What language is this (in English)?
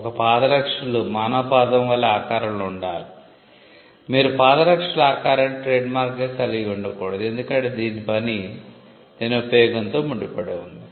Telugu